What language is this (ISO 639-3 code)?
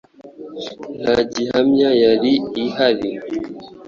kin